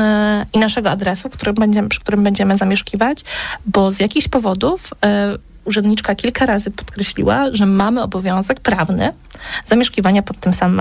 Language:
Polish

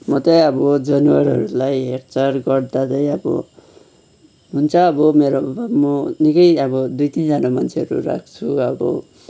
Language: Nepali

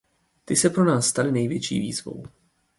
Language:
Czech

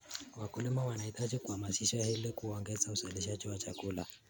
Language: Kalenjin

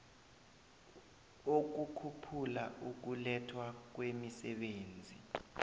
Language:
South Ndebele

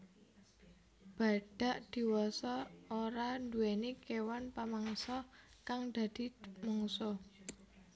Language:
Javanese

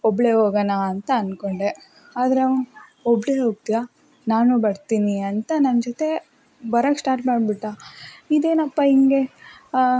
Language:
Kannada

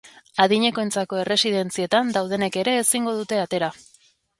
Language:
Basque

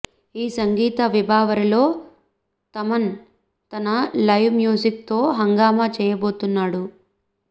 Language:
Telugu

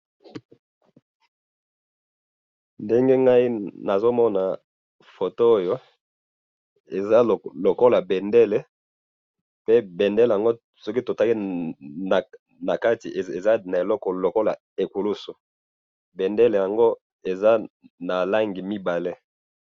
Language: Lingala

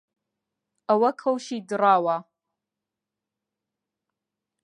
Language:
Central Kurdish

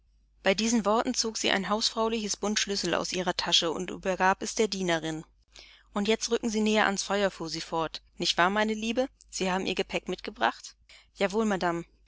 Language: German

